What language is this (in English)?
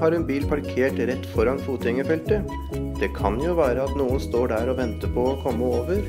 Norwegian